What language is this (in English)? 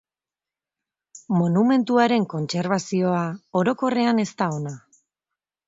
Basque